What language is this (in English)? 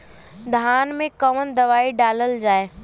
Bhojpuri